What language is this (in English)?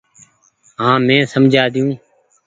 Goaria